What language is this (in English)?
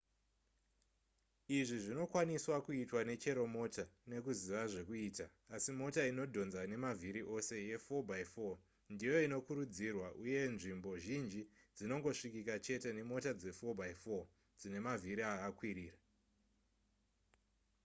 Shona